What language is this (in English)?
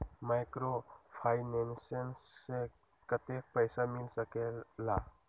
Magahi